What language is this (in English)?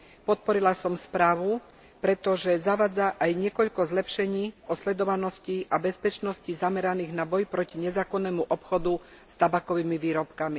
Slovak